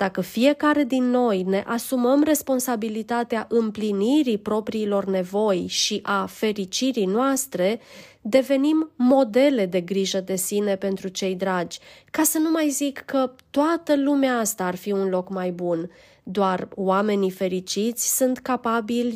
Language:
Romanian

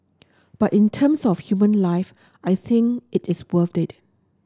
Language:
English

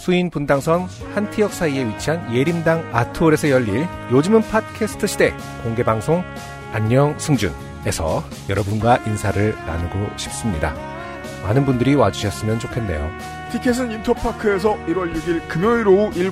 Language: Korean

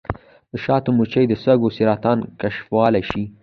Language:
Pashto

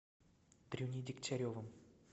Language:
Russian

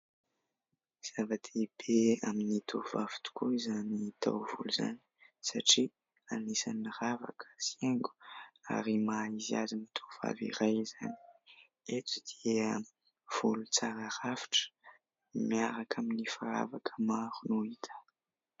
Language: Malagasy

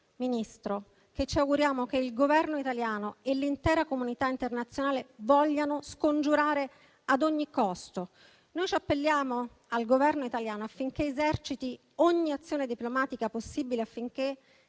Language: Italian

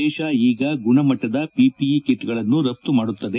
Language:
Kannada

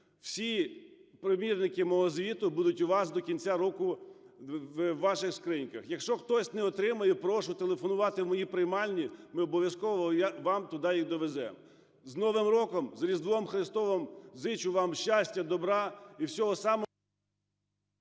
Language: Ukrainian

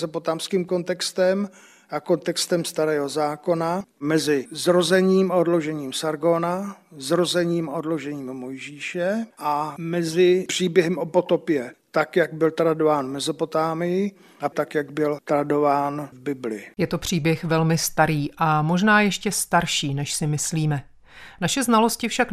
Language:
Czech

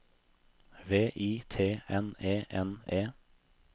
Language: Norwegian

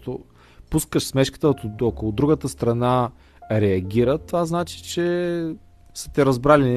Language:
Bulgarian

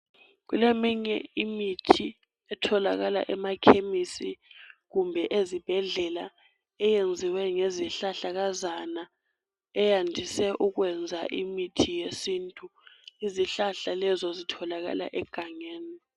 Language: North Ndebele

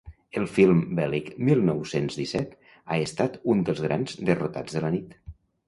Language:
Catalan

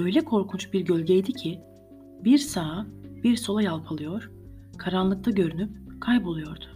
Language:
Turkish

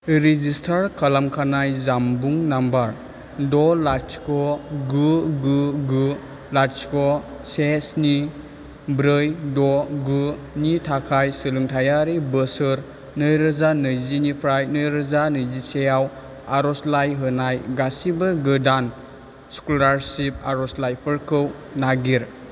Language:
Bodo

